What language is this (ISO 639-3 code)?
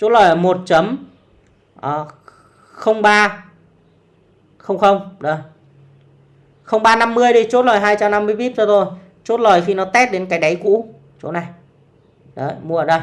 vie